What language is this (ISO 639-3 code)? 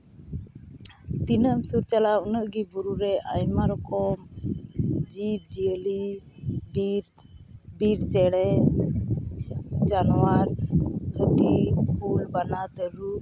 sat